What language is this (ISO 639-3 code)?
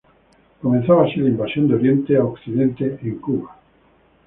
spa